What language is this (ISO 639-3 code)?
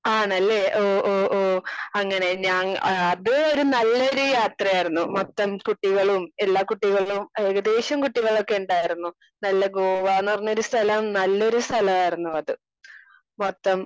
mal